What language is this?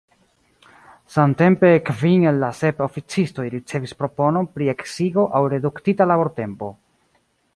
Esperanto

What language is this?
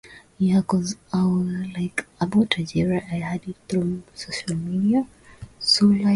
Swahili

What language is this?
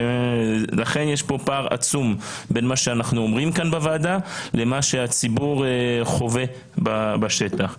Hebrew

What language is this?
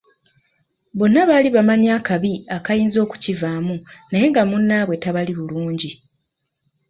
Ganda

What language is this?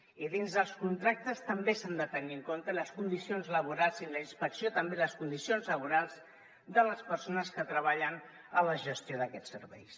Catalan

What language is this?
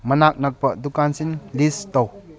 Manipuri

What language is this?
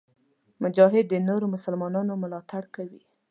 Pashto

